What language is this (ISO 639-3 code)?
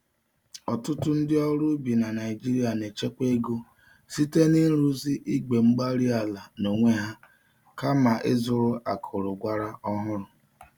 ibo